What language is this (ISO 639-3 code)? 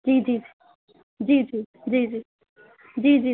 urd